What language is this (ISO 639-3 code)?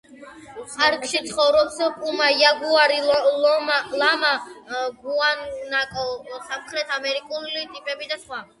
kat